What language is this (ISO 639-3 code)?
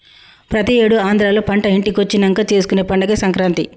tel